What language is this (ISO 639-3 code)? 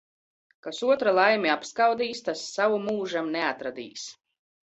lav